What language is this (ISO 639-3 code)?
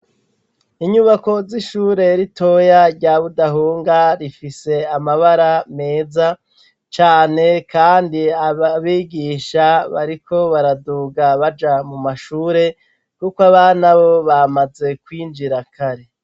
run